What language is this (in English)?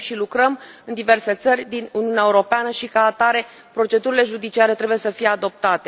Romanian